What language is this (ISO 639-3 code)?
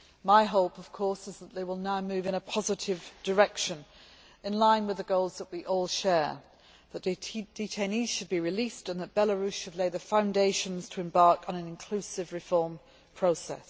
eng